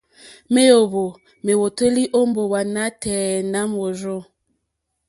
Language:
Mokpwe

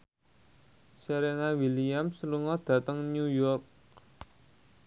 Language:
Javanese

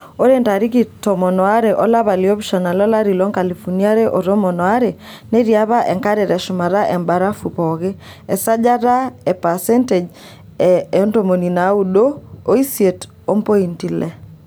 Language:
Masai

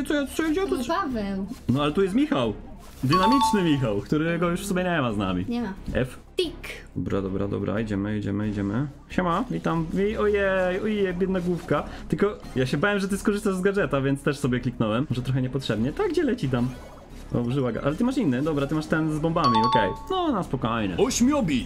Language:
Polish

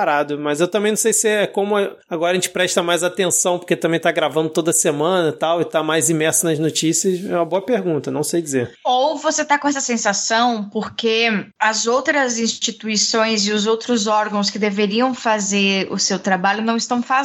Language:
Portuguese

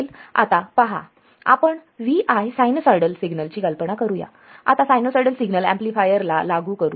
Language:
Marathi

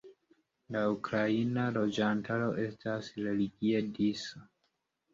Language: Esperanto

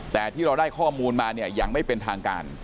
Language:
Thai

